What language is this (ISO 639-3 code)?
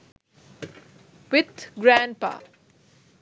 sin